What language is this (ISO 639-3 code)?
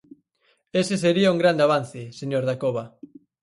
glg